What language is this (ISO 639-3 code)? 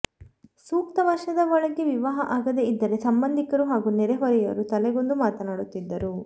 kan